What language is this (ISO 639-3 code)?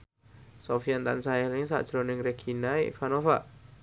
jav